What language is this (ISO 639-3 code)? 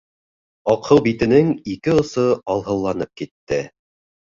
bak